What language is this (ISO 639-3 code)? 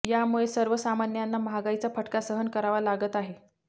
mar